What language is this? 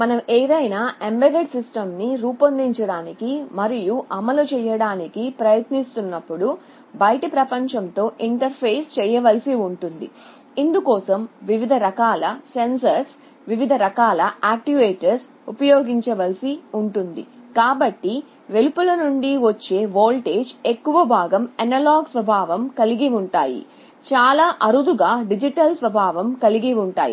Telugu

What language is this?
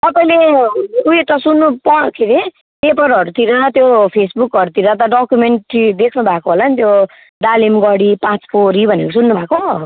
Nepali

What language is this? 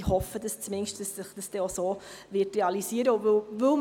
Swiss German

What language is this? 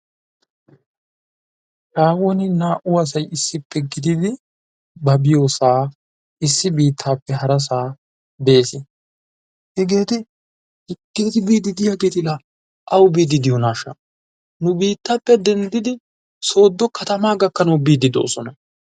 Wolaytta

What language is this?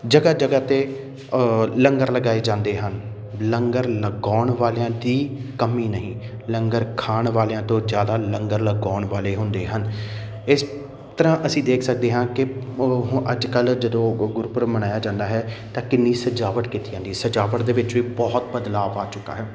Punjabi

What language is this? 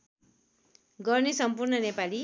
Nepali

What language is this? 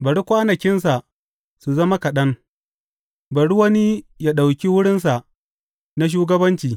Hausa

